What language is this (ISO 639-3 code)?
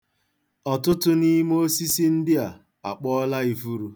ibo